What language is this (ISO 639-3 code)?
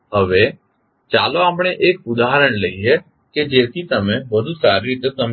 guj